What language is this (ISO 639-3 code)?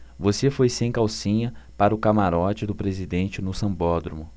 por